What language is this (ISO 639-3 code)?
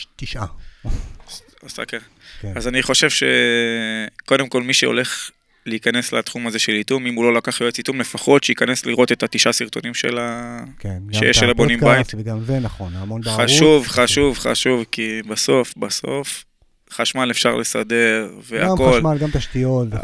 heb